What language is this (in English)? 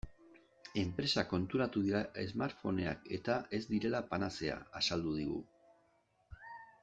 Basque